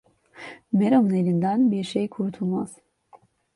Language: Turkish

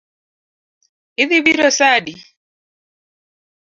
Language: Luo (Kenya and Tanzania)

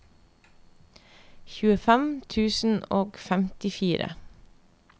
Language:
Norwegian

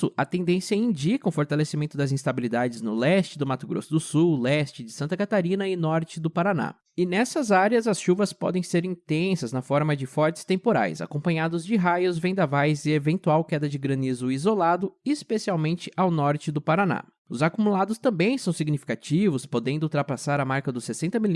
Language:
Portuguese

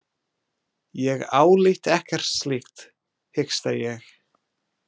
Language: Icelandic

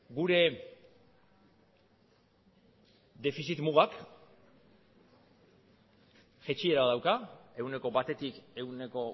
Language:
Basque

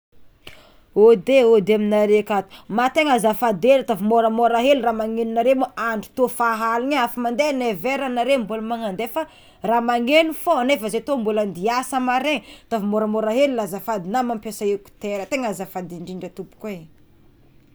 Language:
Tsimihety Malagasy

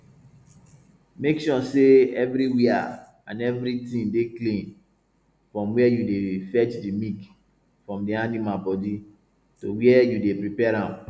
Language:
Nigerian Pidgin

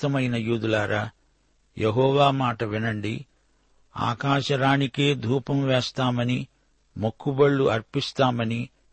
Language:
Telugu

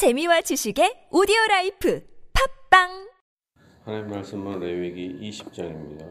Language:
Korean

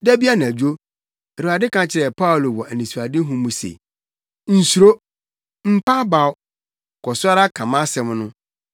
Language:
Akan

